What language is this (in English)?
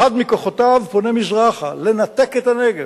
Hebrew